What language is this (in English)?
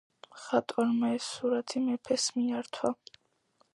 Georgian